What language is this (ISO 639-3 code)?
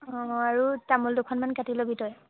asm